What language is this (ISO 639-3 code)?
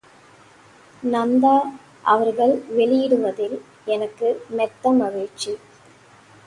tam